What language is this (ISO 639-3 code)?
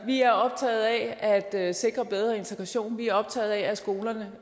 dan